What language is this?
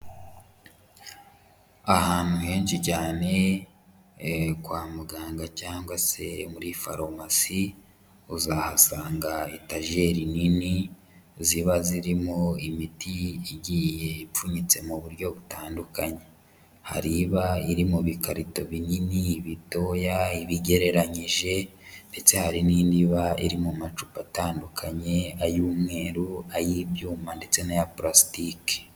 Kinyarwanda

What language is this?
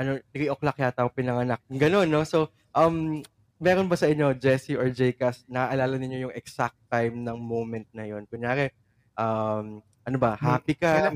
Filipino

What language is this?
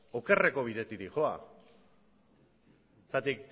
Basque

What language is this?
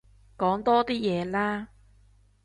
Cantonese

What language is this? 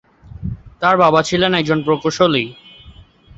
Bangla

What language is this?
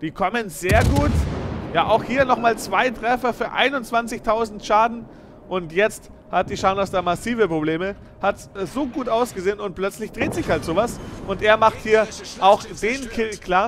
German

